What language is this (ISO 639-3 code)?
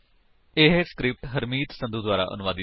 pan